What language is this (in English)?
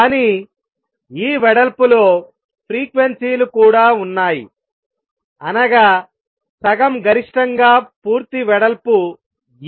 Telugu